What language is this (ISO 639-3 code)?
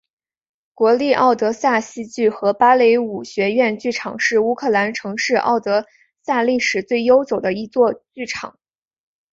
zho